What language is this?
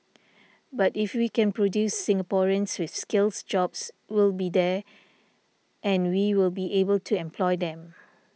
English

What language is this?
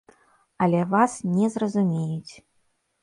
Belarusian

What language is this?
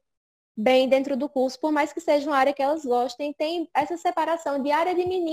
Portuguese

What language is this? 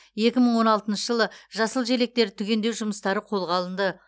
Kazakh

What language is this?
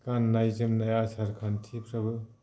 Bodo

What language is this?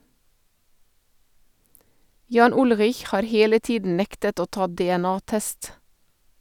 Norwegian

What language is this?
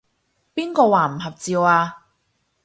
Cantonese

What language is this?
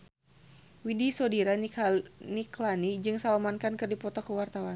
Sundanese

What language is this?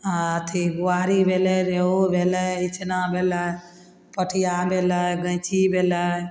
Maithili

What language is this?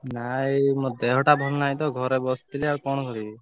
Odia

